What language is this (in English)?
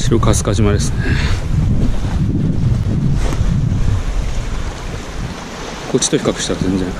Japanese